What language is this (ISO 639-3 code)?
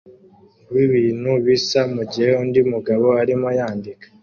kin